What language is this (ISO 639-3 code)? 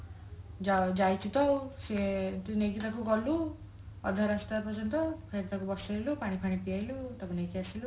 ori